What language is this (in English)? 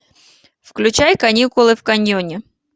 Russian